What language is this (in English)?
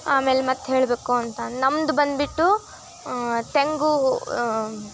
Kannada